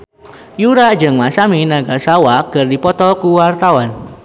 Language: Sundanese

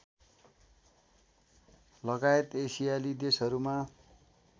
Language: Nepali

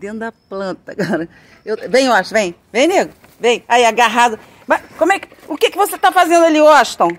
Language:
Portuguese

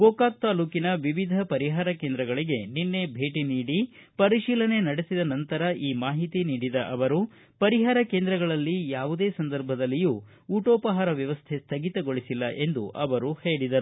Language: Kannada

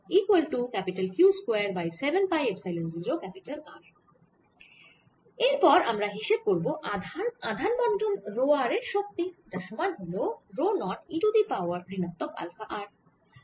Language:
Bangla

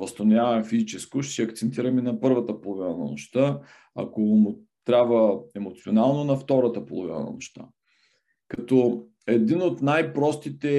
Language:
Bulgarian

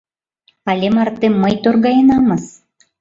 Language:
Mari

